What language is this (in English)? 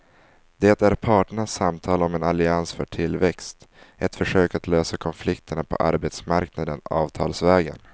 Swedish